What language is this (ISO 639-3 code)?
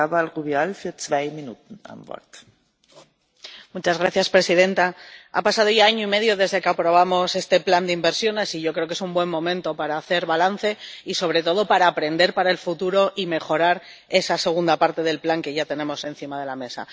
spa